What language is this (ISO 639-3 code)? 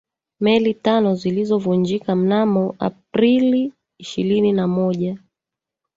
swa